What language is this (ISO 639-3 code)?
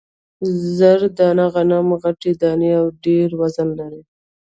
pus